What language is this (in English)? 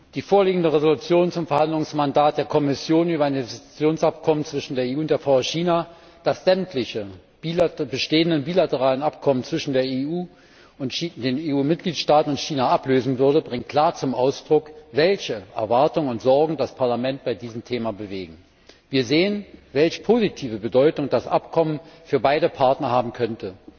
German